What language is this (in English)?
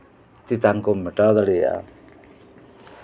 Santali